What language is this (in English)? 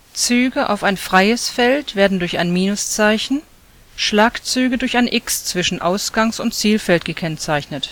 German